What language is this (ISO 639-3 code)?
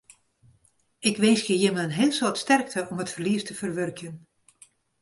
fry